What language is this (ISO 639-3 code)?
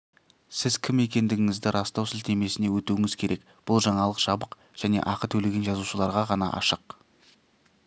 kaz